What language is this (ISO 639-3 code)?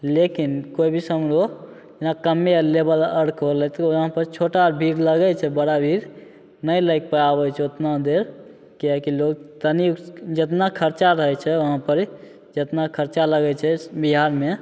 mai